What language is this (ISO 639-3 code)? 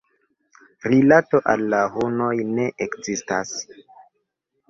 epo